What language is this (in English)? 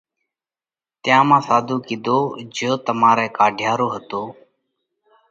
Parkari Koli